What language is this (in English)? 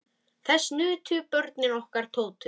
Icelandic